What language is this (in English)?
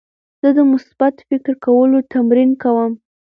Pashto